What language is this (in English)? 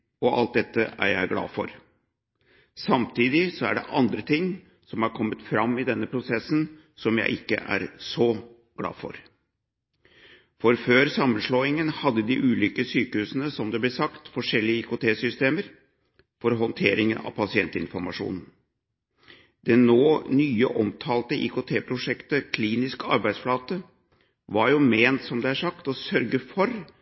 Norwegian Bokmål